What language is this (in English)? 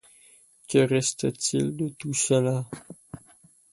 French